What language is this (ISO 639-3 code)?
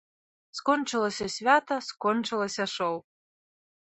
bel